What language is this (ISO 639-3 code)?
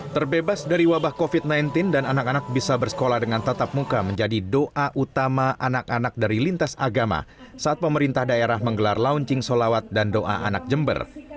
ind